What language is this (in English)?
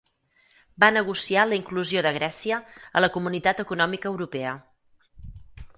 Catalan